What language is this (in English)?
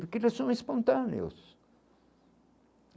Portuguese